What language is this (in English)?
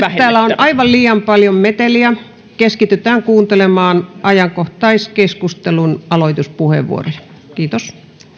Finnish